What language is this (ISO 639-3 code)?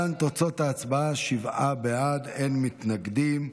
heb